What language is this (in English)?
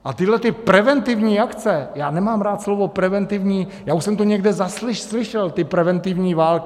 Czech